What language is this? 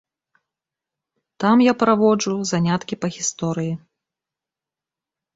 Belarusian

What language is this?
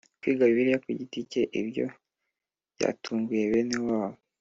Kinyarwanda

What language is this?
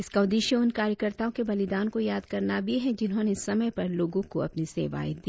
Hindi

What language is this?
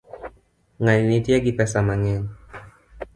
Luo (Kenya and Tanzania)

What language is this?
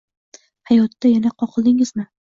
Uzbek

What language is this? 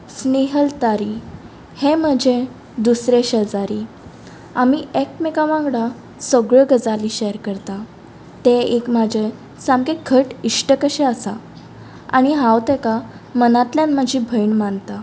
Konkani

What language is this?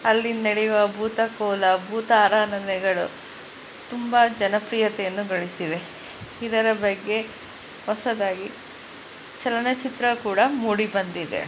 Kannada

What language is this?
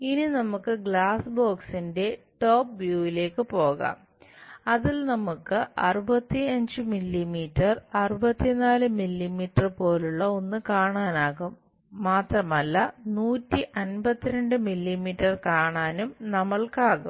Malayalam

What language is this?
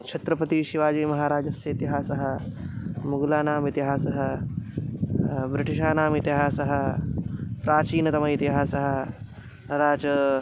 Sanskrit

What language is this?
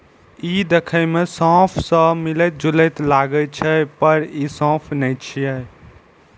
Maithili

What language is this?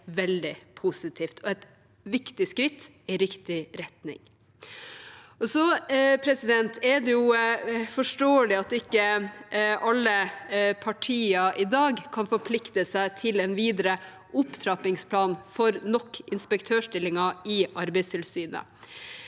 Norwegian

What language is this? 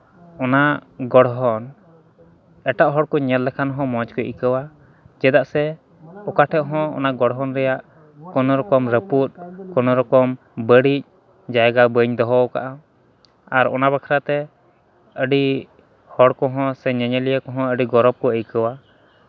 Santali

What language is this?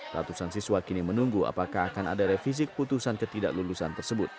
Indonesian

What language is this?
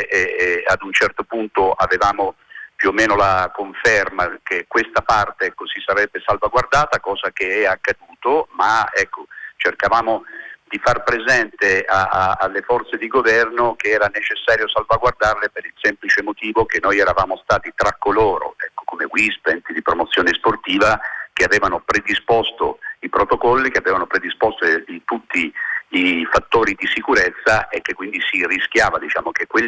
Italian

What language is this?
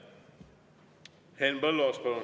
Estonian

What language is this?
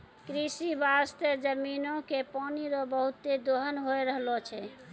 Maithili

